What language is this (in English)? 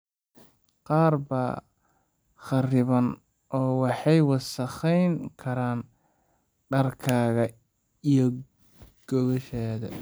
Somali